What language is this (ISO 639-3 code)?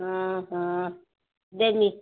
ori